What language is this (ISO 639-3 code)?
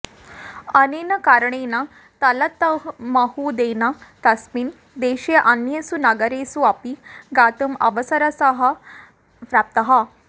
san